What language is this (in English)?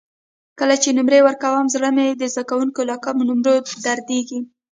Pashto